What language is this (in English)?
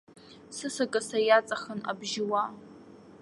Abkhazian